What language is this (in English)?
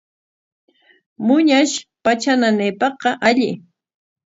Corongo Ancash Quechua